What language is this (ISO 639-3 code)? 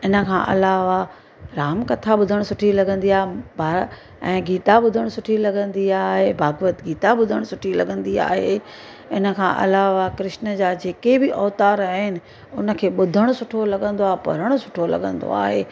snd